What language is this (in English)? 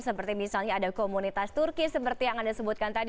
Indonesian